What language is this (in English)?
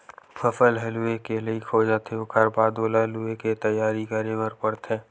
Chhattisgarhi